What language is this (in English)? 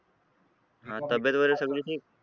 Marathi